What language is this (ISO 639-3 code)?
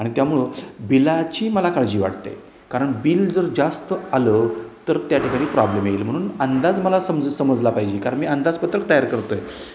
mar